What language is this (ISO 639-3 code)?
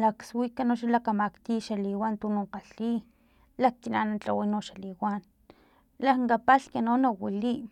tlp